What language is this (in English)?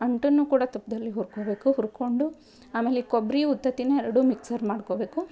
Kannada